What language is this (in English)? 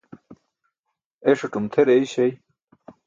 Burushaski